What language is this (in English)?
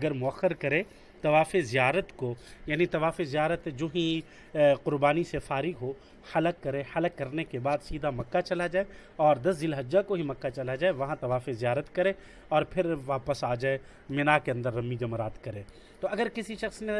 Urdu